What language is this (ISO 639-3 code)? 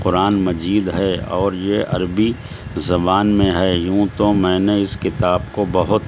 urd